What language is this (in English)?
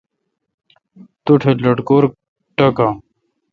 Kalkoti